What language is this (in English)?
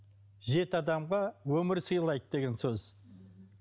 Kazakh